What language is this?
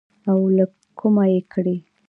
Pashto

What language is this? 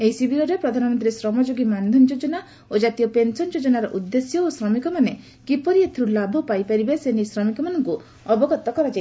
Odia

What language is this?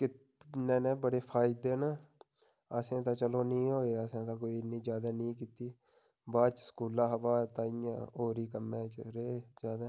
Dogri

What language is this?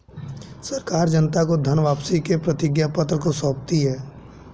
Hindi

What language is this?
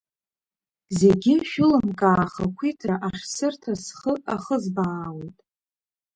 Abkhazian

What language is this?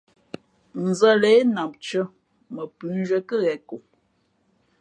Fe'fe'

